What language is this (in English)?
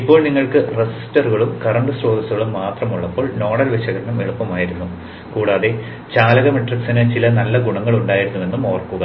Malayalam